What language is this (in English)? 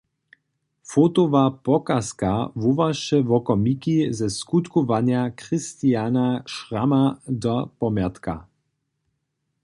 Upper Sorbian